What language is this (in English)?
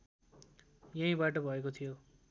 Nepali